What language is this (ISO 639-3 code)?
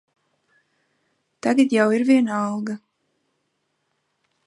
lav